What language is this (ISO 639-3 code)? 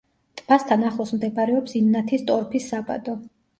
kat